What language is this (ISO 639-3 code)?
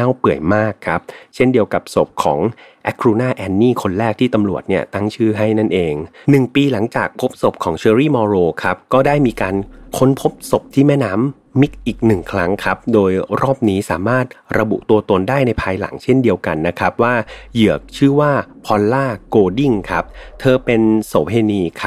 tha